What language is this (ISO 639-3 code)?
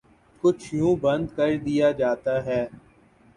urd